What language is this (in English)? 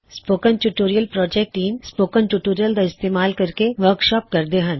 Punjabi